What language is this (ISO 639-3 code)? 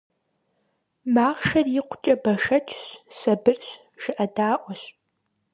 kbd